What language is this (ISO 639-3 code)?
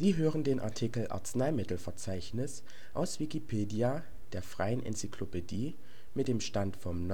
deu